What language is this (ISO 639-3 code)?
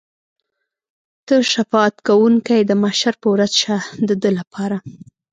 pus